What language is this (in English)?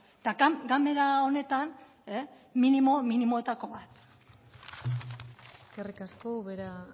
Basque